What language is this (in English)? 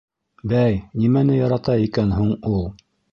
Bashkir